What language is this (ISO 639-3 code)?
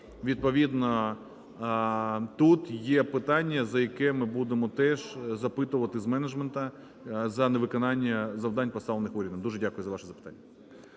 ukr